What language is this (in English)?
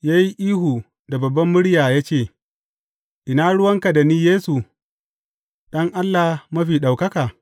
Hausa